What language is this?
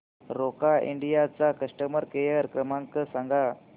Marathi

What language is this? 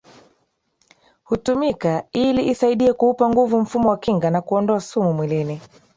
Swahili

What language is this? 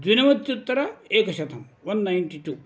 Sanskrit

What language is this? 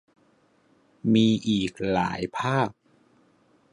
Thai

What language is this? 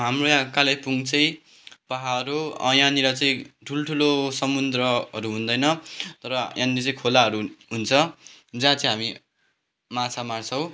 Nepali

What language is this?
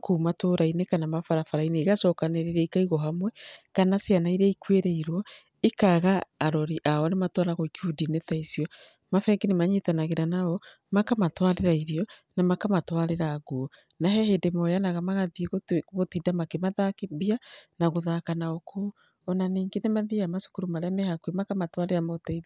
Kikuyu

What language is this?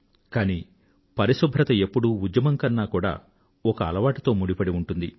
Telugu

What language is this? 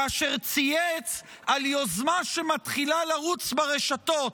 Hebrew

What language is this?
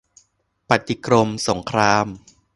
Thai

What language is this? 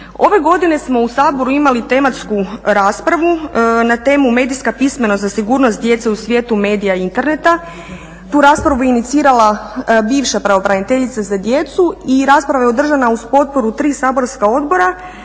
Croatian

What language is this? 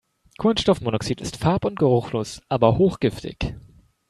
German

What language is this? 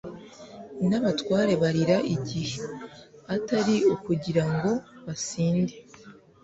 Kinyarwanda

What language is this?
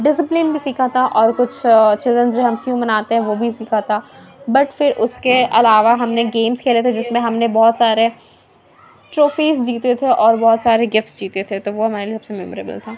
Urdu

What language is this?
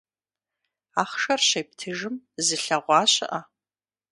Kabardian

